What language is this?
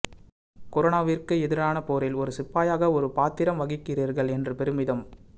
Tamil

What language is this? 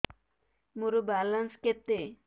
Odia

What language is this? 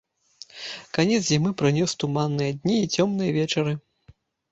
Belarusian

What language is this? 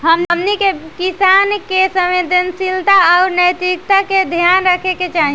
Bhojpuri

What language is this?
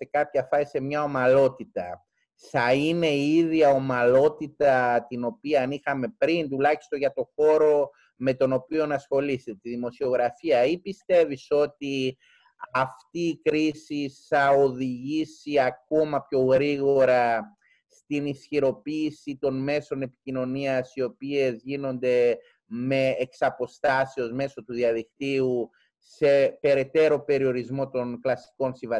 Greek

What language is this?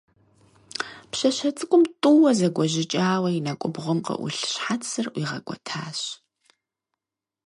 Kabardian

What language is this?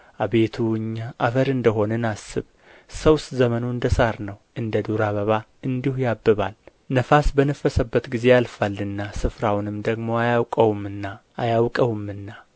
Amharic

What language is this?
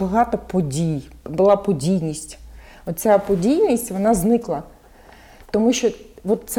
Ukrainian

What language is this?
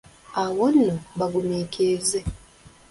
Ganda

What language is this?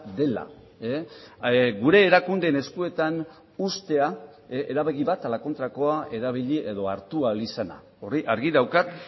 Basque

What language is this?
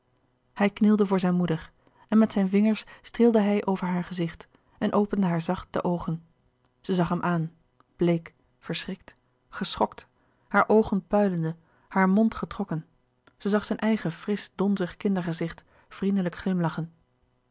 Dutch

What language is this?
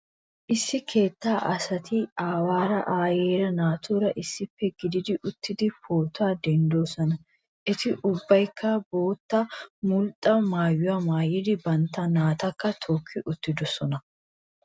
Wolaytta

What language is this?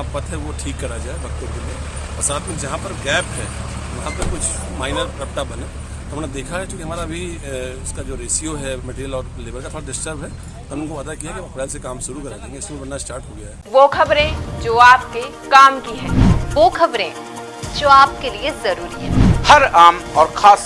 Hindi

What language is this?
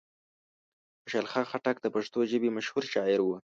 Pashto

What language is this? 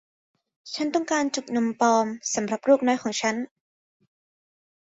Thai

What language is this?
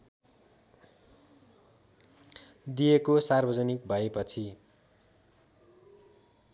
Nepali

